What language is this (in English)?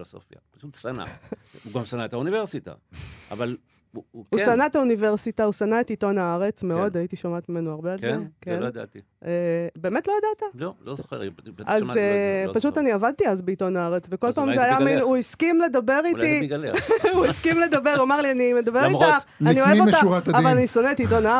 Hebrew